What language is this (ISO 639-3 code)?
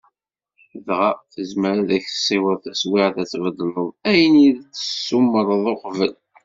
kab